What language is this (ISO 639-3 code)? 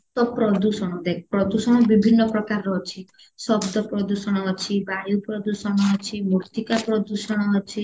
ori